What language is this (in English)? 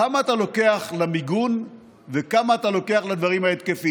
Hebrew